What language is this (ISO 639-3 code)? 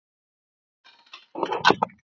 isl